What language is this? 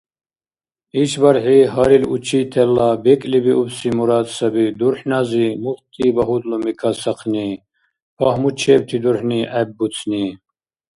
Dargwa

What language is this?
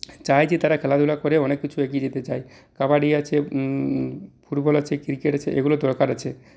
Bangla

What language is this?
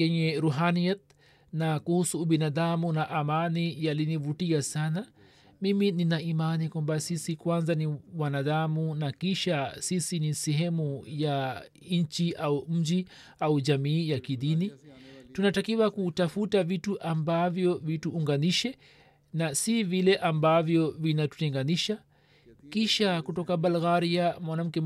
Swahili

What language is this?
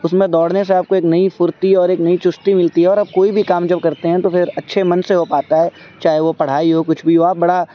Urdu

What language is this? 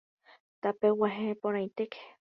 Guarani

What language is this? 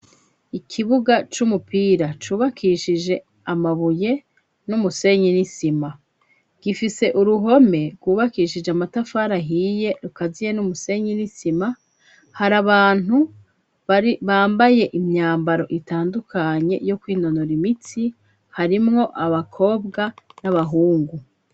Rundi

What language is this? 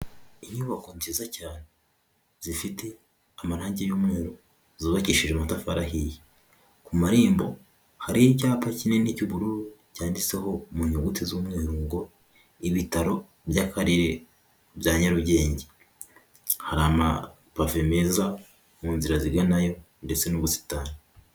Kinyarwanda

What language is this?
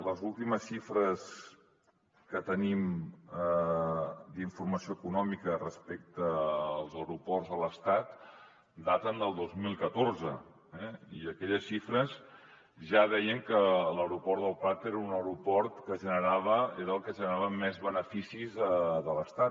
Catalan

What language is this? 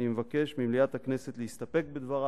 Hebrew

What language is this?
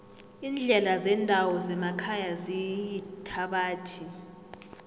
South Ndebele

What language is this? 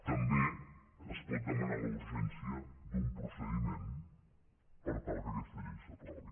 Catalan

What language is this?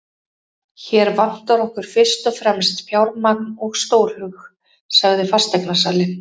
Icelandic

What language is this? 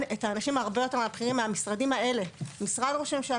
Hebrew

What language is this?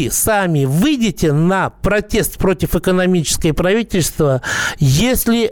Russian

